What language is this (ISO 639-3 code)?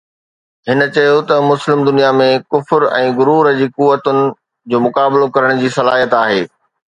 snd